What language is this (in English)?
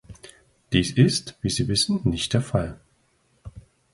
German